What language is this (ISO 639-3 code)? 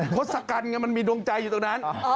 tha